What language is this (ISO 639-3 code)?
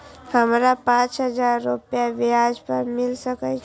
mai